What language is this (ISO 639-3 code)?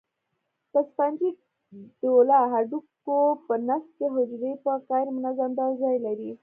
pus